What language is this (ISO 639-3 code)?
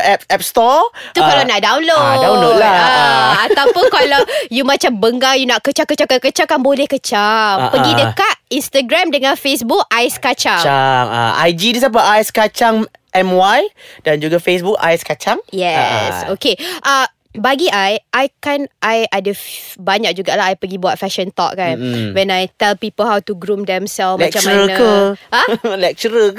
msa